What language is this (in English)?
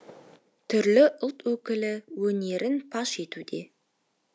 Kazakh